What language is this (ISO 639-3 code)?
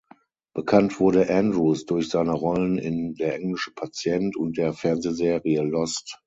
deu